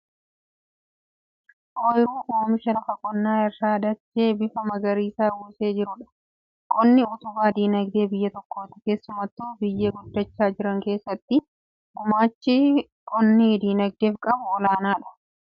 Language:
Oromo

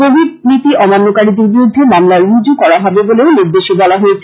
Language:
Bangla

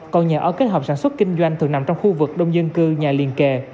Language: Vietnamese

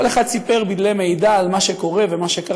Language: Hebrew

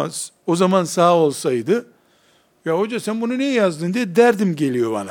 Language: Turkish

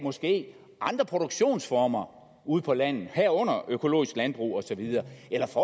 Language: Danish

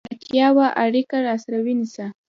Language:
Pashto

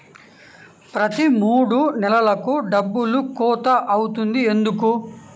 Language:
Telugu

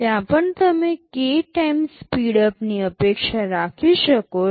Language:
Gujarati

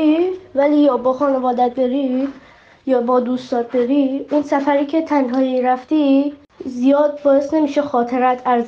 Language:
Persian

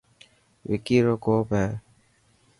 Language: Dhatki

